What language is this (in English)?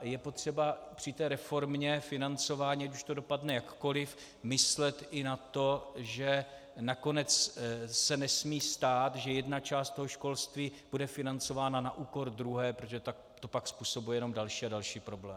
Czech